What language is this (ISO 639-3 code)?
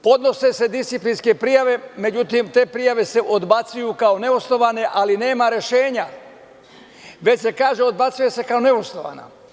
srp